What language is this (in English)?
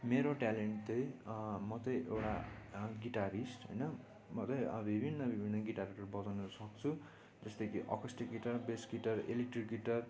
Nepali